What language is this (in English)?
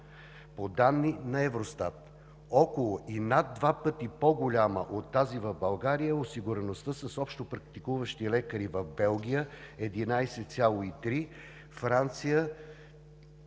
Bulgarian